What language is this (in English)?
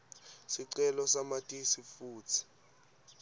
Swati